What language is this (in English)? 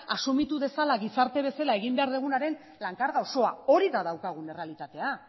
Basque